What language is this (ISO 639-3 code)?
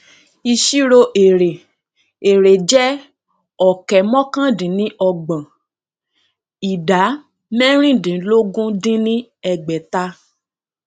yor